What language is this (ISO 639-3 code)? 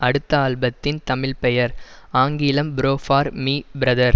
tam